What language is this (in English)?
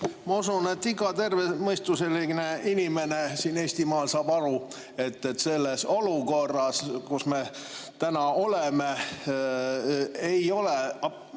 Estonian